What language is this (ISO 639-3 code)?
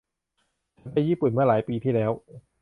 tha